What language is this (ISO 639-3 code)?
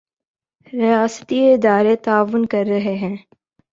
urd